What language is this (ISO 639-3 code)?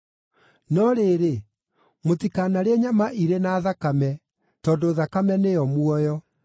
kik